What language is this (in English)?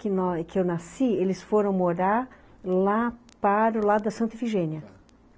Portuguese